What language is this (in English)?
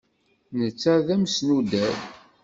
Kabyle